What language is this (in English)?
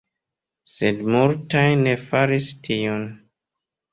Esperanto